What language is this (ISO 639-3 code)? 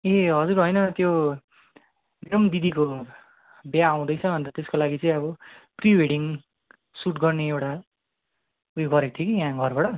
nep